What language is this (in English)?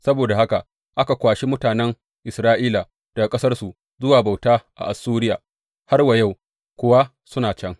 Hausa